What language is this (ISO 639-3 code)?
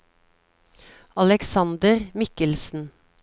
nor